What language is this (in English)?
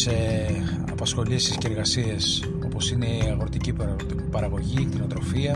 Greek